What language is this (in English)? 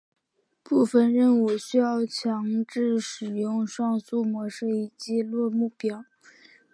Chinese